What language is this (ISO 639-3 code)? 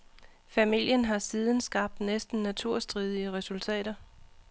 dan